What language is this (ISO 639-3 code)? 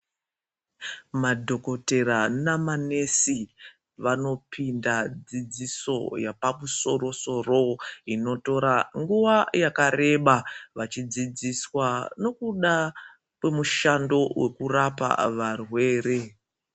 ndc